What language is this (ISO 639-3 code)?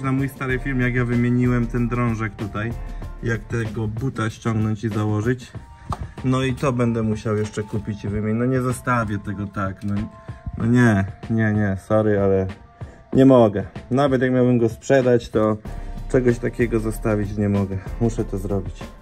pol